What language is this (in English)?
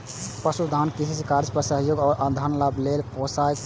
Maithili